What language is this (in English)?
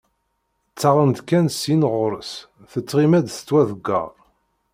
Kabyle